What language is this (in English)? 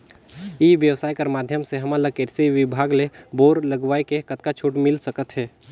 Chhattisgarhi